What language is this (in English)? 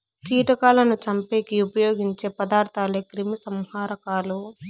Telugu